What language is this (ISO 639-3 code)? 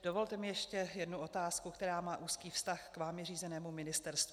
ces